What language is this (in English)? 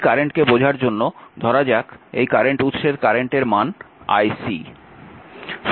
Bangla